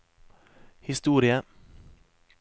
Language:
Norwegian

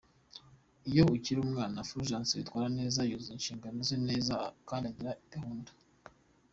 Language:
Kinyarwanda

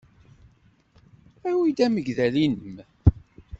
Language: Kabyle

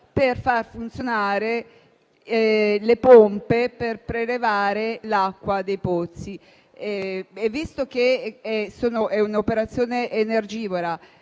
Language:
Italian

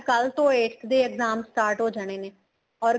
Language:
Punjabi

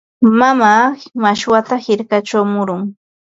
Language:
Ambo-Pasco Quechua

